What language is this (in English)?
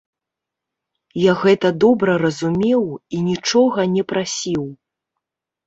Belarusian